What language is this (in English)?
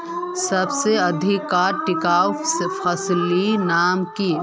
Magahi